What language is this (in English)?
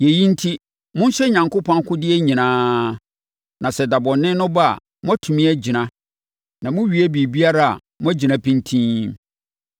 Akan